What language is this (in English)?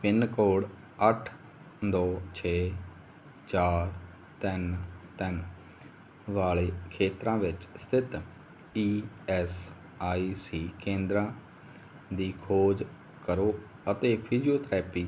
Punjabi